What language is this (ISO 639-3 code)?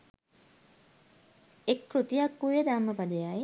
sin